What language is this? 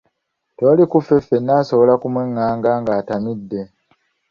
Ganda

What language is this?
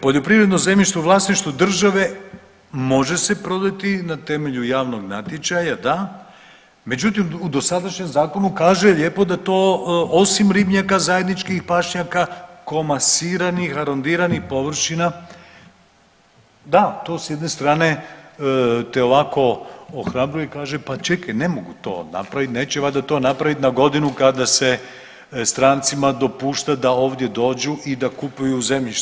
Croatian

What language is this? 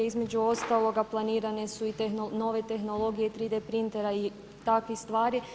Croatian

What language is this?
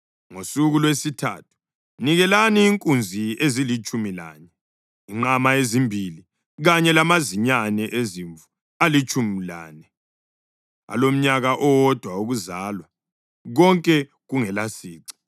North Ndebele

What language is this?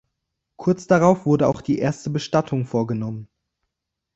German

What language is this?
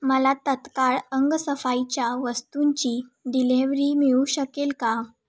Marathi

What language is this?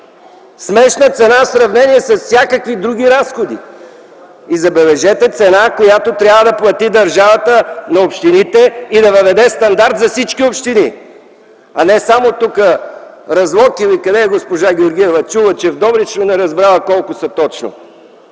Bulgarian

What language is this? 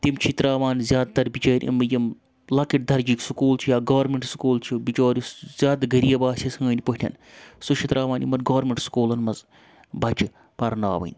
Kashmiri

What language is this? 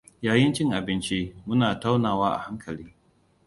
Hausa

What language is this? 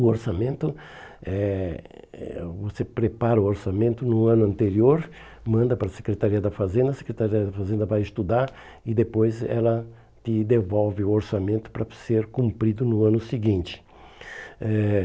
Portuguese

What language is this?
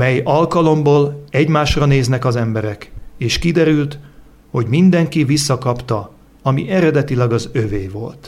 Hungarian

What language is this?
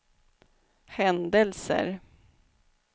Swedish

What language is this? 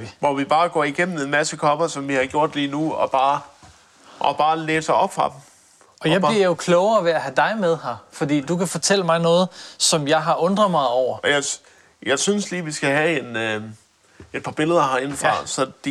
Danish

